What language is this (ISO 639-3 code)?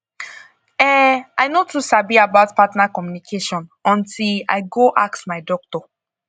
pcm